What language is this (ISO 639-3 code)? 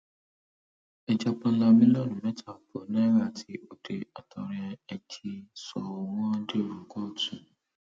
yor